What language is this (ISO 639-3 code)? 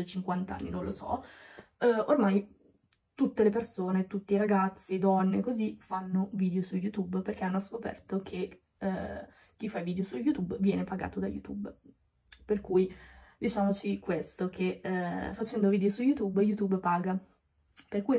ita